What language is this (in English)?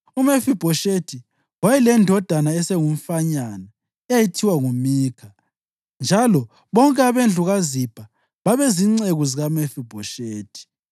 North Ndebele